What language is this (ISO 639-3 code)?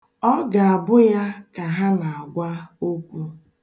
ibo